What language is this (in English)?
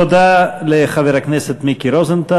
Hebrew